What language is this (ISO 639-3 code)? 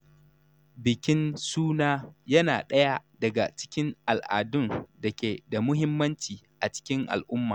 hau